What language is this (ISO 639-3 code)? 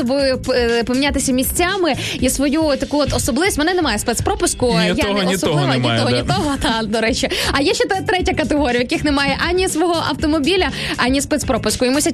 ukr